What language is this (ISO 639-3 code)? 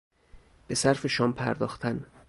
fas